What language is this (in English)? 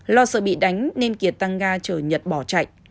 Vietnamese